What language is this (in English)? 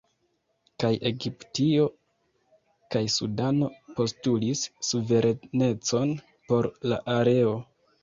Esperanto